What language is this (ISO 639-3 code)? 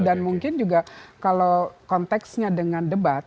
ind